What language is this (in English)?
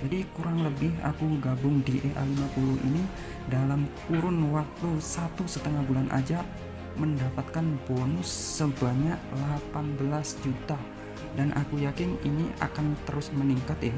Indonesian